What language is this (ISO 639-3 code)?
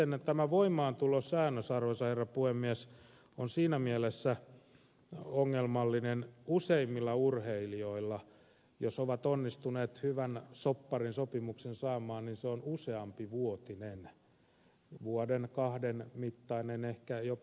fin